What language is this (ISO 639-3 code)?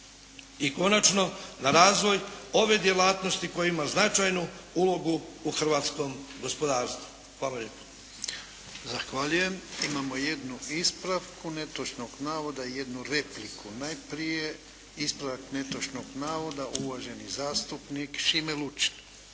hrv